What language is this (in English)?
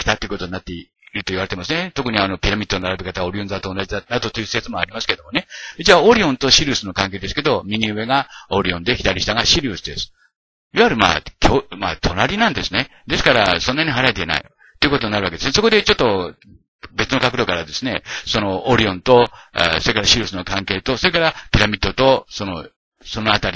Japanese